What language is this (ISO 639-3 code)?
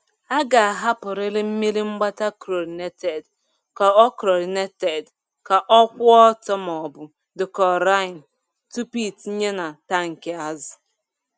ibo